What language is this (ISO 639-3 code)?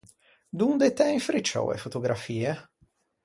lij